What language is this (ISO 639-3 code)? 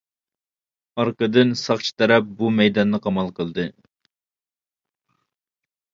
uig